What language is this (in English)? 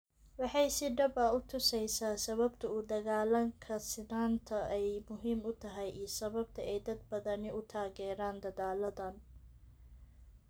Somali